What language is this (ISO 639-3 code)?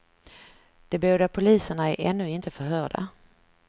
swe